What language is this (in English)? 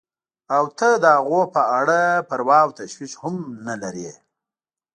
Pashto